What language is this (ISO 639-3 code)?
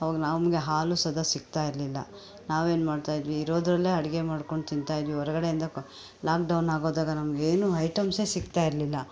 kan